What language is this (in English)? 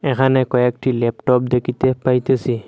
Bangla